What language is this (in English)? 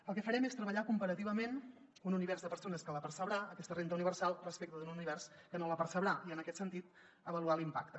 Catalan